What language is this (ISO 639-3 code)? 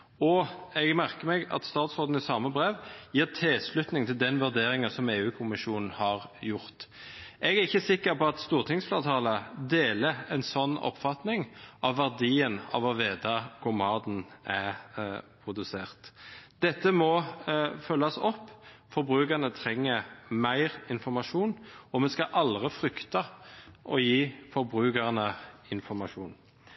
nob